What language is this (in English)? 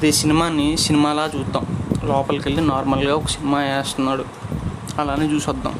Telugu